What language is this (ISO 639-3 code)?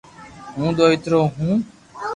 lrk